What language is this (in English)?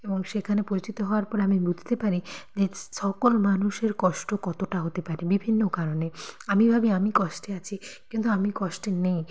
Bangla